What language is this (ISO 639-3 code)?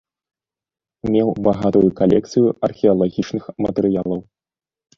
bel